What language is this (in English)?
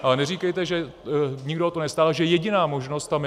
Czech